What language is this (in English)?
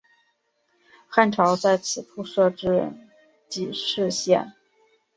Chinese